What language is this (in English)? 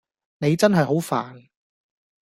Cantonese